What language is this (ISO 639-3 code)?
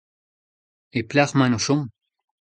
bre